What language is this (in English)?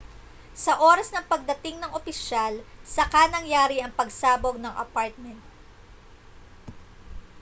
Filipino